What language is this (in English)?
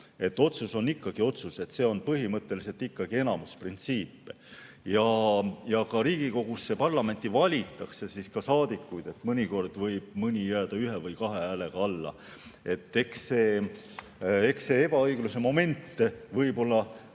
Estonian